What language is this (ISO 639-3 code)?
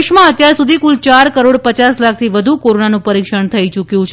guj